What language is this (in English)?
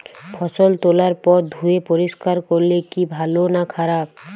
Bangla